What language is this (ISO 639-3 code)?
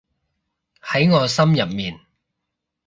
yue